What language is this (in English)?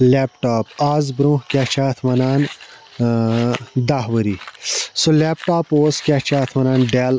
Kashmiri